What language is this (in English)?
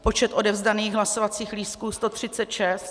Czech